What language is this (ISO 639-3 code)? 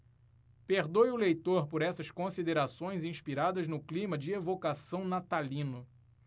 por